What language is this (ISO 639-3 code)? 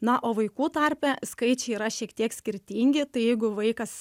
lit